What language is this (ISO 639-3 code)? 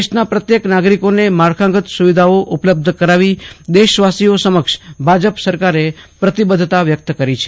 guj